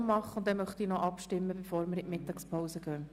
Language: Swiss German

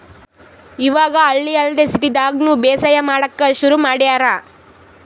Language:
Kannada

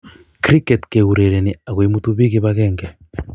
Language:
Kalenjin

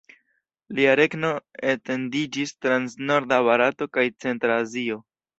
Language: Esperanto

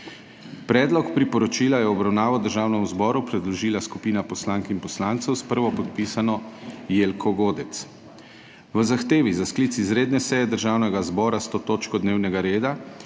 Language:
Slovenian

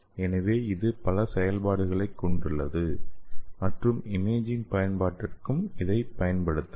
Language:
Tamil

